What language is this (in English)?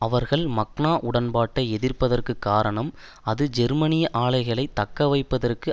Tamil